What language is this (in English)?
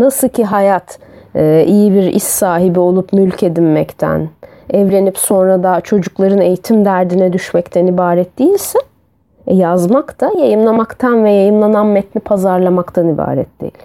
Turkish